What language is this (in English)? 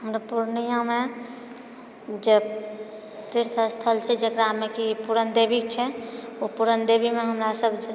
Maithili